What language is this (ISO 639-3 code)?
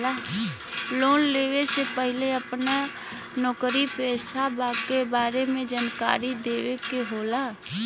bho